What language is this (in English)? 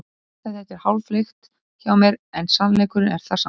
Icelandic